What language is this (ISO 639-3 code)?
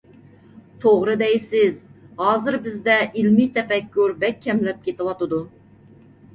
uig